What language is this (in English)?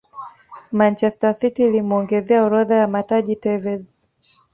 Swahili